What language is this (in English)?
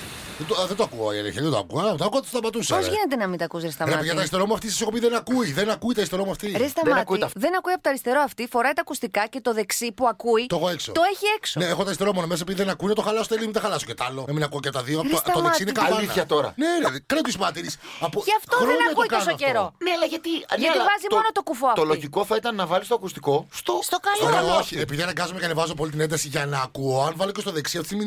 Greek